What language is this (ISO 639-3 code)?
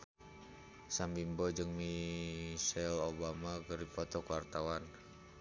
sun